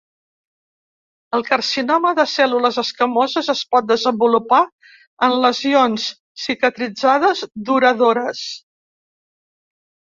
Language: Catalan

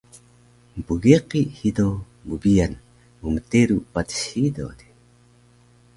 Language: Taroko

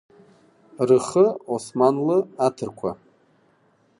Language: Abkhazian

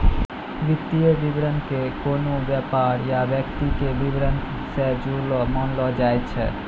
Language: Maithili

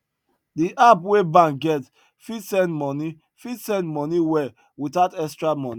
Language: Nigerian Pidgin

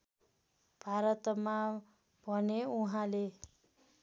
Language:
Nepali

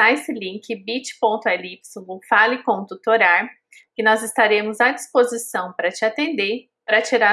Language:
Portuguese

